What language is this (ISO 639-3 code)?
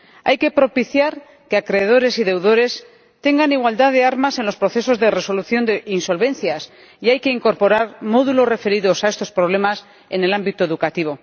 spa